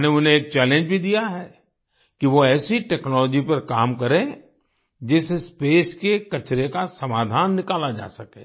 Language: Hindi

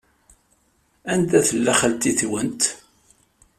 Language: Kabyle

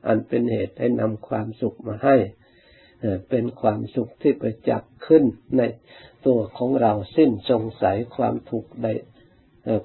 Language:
Thai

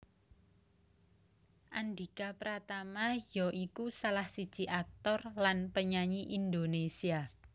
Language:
Javanese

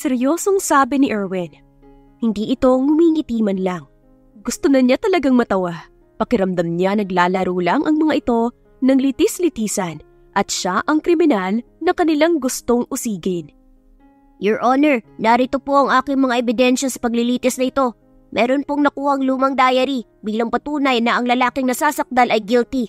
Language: Filipino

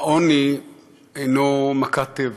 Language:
Hebrew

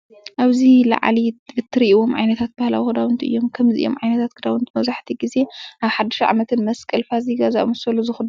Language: Tigrinya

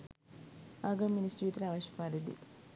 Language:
Sinhala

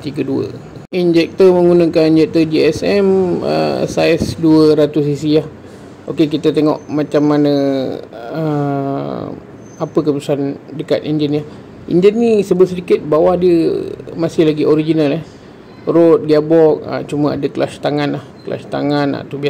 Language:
Malay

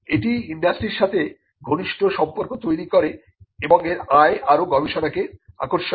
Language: Bangla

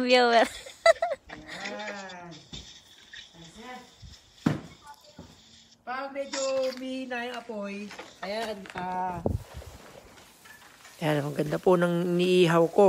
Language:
Dutch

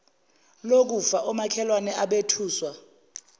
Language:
Zulu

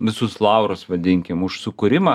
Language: Lithuanian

